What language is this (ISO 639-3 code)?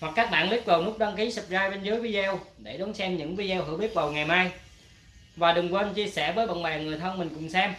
vie